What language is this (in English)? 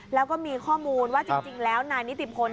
Thai